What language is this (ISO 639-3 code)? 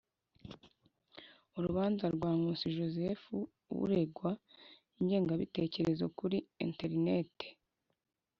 kin